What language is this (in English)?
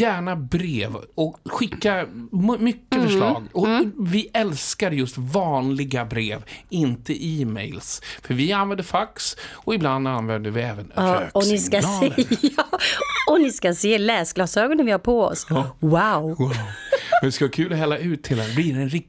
Swedish